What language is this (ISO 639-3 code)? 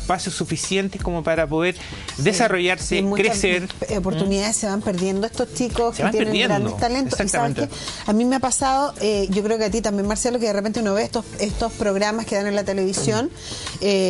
spa